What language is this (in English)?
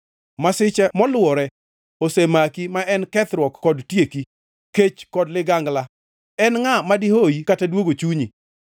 Luo (Kenya and Tanzania)